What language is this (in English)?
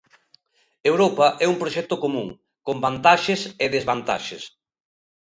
Galician